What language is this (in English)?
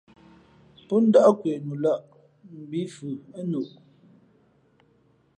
Fe'fe'